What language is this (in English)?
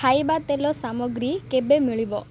Odia